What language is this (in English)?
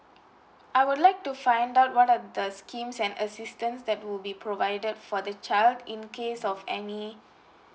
English